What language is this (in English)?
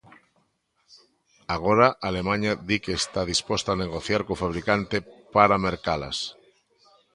Galician